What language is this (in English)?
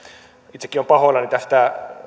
Finnish